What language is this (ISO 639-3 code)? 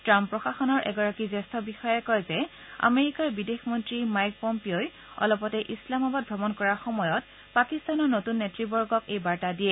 asm